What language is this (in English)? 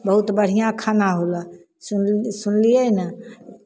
Maithili